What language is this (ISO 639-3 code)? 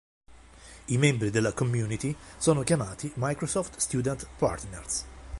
ita